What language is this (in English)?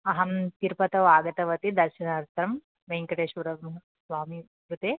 Sanskrit